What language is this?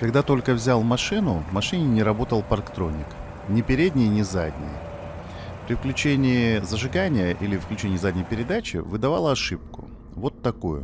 Russian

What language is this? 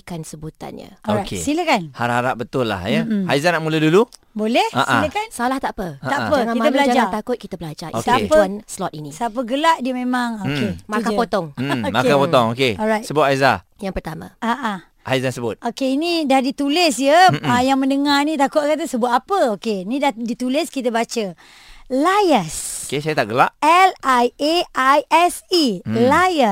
Malay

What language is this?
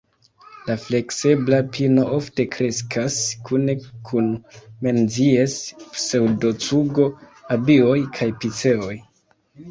Esperanto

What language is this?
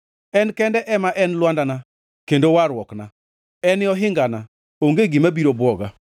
Luo (Kenya and Tanzania)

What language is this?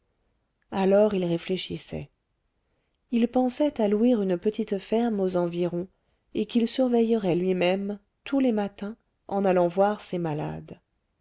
French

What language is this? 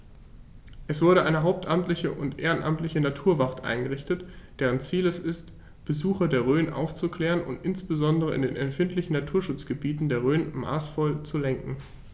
German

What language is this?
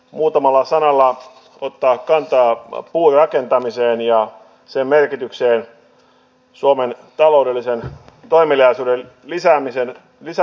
Finnish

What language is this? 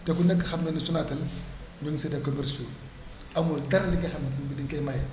Wolof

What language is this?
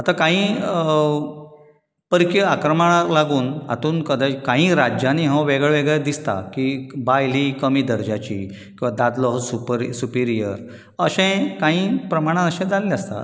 Konkani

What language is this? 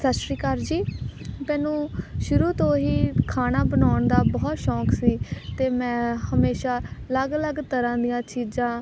Punjabi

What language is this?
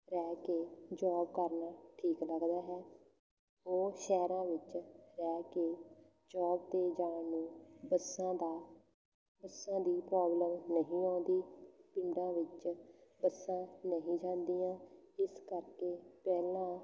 Punjabi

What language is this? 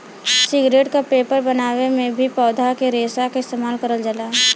Bhojpuri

